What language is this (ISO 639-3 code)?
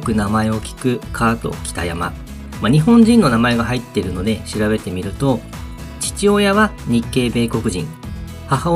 jpn